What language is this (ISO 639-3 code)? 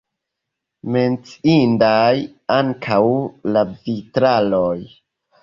epo